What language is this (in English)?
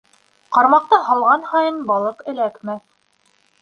Bashkir